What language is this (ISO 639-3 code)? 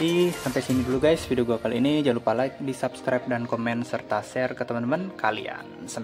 ind